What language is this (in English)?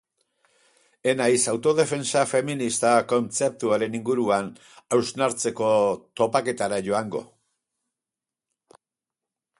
Basque